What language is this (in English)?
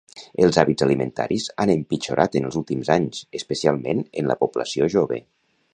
Catalan